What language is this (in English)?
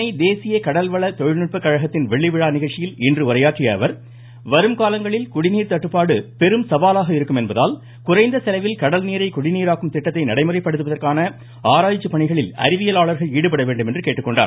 Tamil